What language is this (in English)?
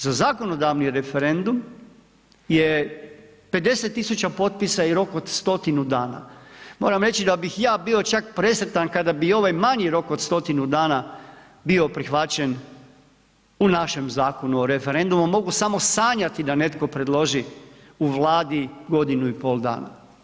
Croatian